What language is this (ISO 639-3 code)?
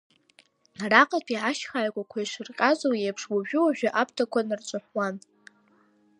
abk